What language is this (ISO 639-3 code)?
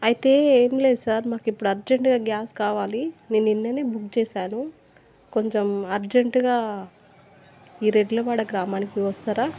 tel